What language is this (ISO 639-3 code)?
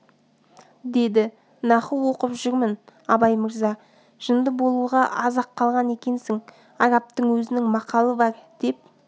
kaz